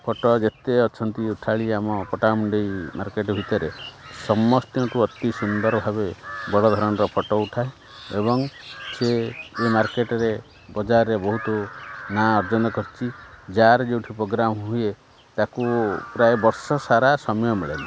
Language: Odia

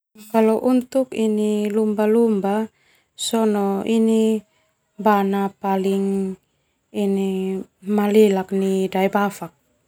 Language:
Termanu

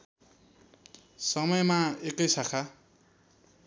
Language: Nepali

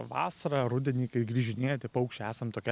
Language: Lithuanian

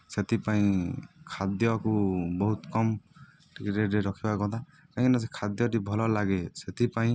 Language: Odia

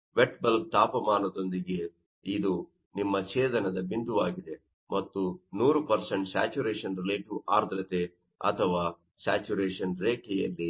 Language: Kannada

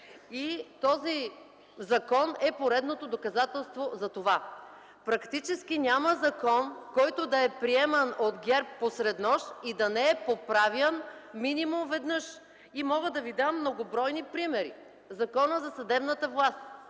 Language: Bulgarian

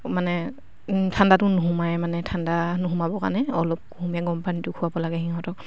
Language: Assamese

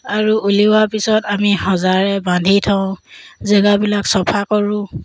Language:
Assamese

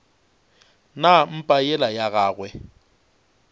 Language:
Northern Sotho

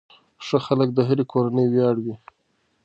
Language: Pashto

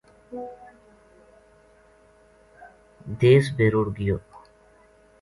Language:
Gujari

